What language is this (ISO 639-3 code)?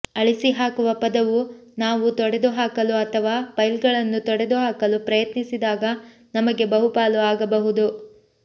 kan